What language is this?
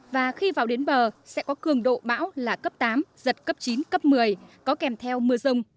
Vietnamese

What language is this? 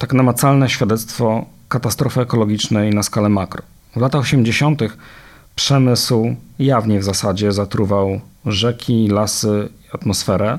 Polish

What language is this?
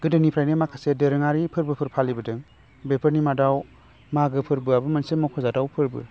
Bodo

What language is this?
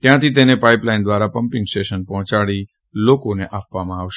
Gujarati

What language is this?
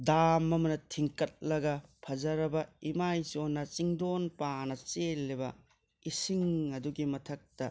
Manipuri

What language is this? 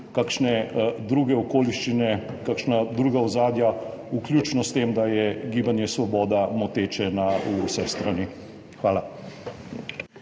Slovenian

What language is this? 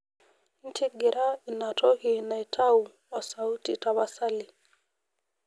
Masai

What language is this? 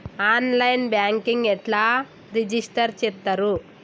Telugu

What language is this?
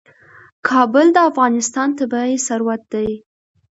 Pashto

